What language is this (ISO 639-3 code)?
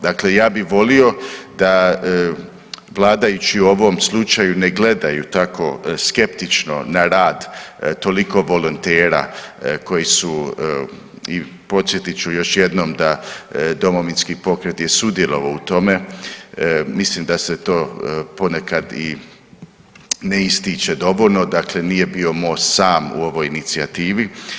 hrv